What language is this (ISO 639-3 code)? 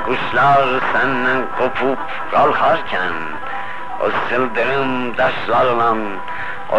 fas